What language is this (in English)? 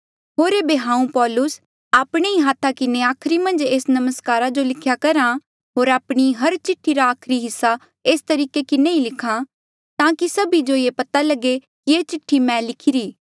Mandeali